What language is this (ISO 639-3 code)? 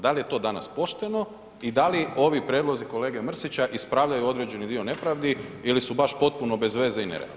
hrv